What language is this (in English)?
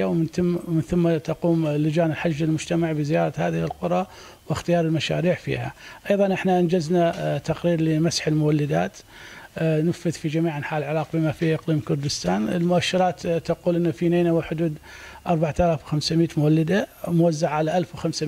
Arabic